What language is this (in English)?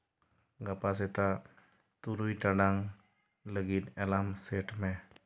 Santali